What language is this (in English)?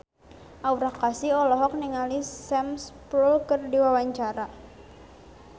Sundanese